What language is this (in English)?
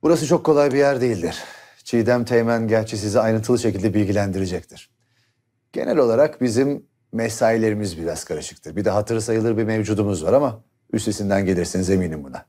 Turkish